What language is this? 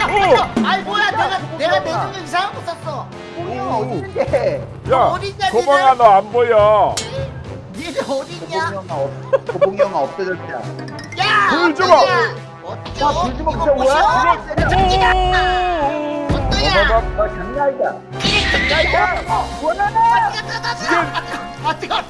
Korean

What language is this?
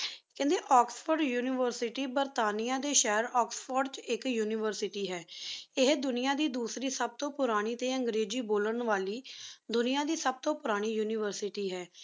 Punjabi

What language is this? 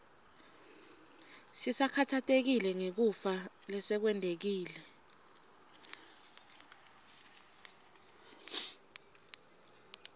Swati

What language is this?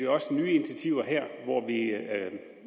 Danish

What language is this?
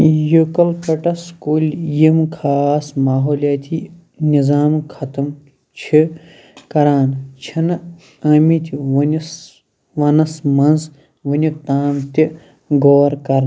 Kashmiri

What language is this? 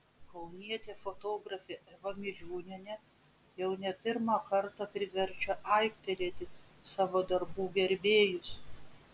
Lithuanian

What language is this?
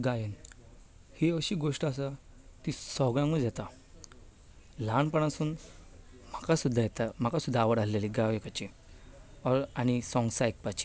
Konkani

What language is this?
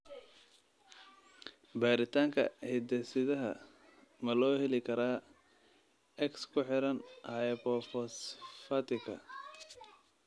Somali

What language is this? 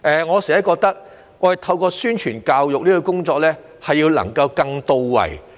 Cantonese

